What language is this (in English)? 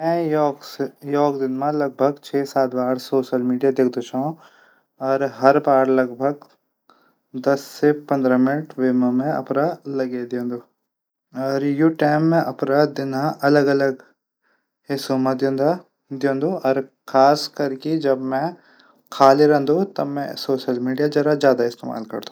Garhwali